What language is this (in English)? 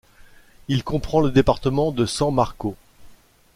French